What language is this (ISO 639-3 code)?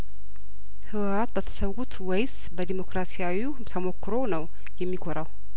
amh